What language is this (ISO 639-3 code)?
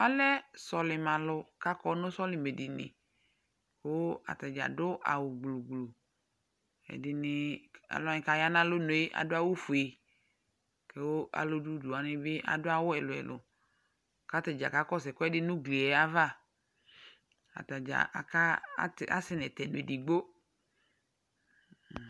kpo